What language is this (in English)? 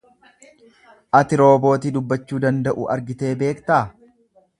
Oromo